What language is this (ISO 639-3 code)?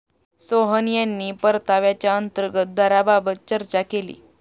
mar